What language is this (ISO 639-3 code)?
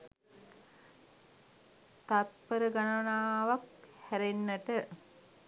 sin